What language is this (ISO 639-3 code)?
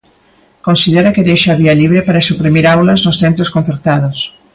glg